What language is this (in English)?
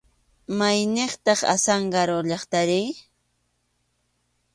Arequipa-La Unión Quechua